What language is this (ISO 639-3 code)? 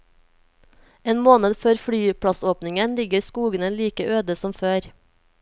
nor